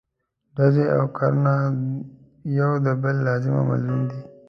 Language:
Pashto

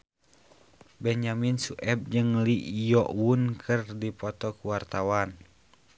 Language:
Sundanese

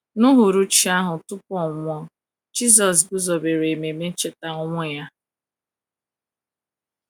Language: Igbo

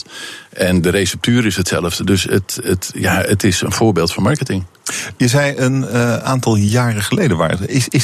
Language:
Dutch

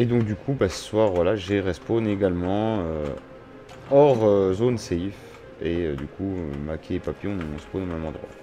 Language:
French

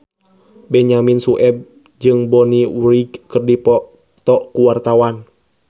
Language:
Sundanese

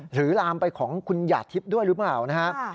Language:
Thai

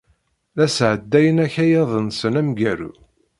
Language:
Kabyle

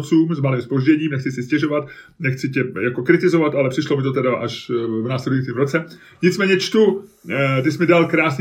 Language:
Czech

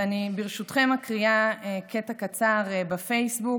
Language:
Hebrew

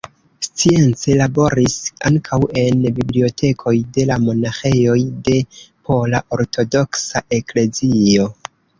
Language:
Esperanto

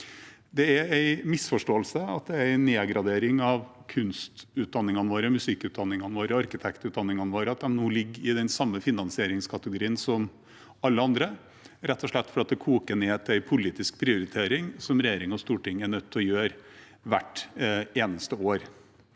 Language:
Norwegian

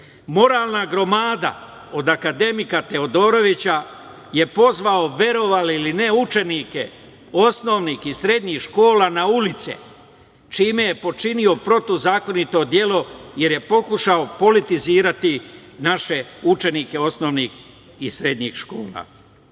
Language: Serbian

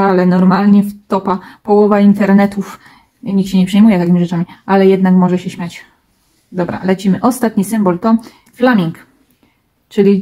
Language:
Polish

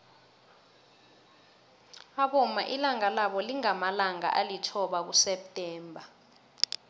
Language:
South Ndebele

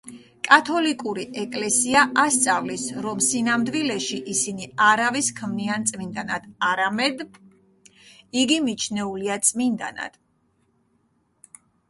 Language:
Georgian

